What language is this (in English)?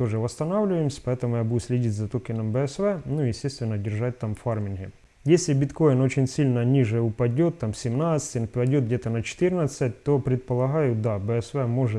Russian